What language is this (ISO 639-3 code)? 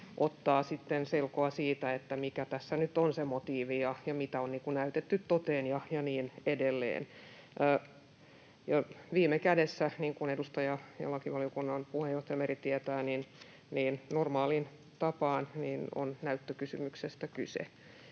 fin